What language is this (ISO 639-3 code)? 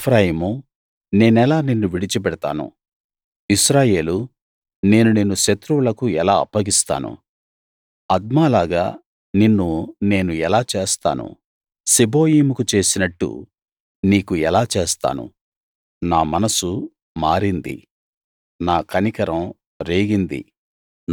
tel